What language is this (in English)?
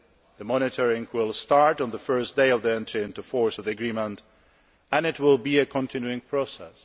English